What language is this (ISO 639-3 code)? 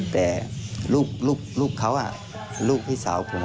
tha